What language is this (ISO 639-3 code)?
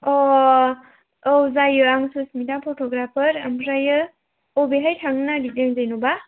brx